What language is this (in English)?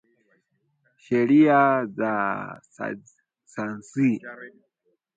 Swahili